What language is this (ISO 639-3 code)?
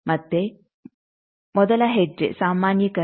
kan